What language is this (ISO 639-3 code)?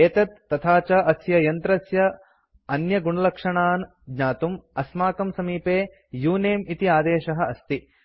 san